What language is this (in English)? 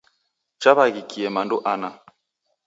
Taita